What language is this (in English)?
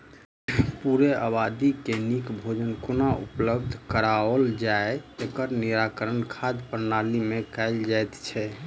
Maithili